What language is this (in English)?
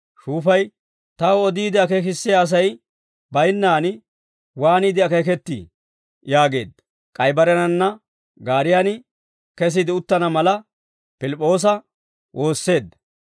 Dawro